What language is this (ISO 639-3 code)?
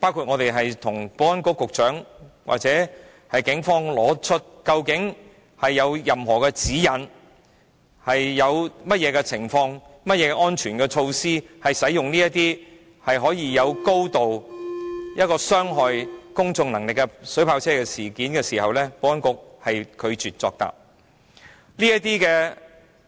yue